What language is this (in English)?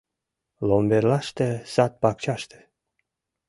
Mari